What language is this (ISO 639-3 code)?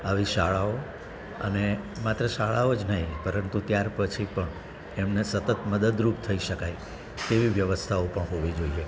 guj